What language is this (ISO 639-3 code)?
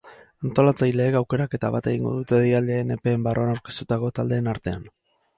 eus